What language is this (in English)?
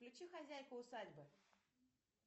Russian